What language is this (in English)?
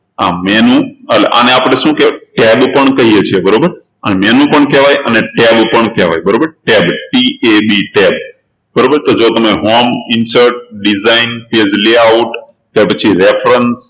Gujarati